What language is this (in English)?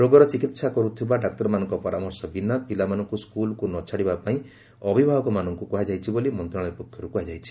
Odia